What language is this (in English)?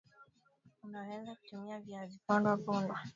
Swahili